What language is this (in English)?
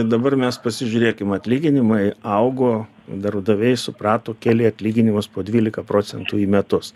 Lithuanian